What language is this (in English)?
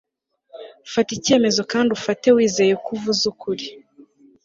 Kinyarwanda